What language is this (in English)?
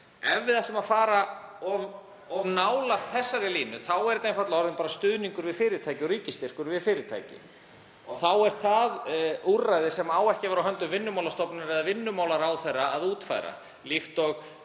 Icelandic